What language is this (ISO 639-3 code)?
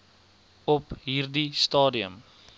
afr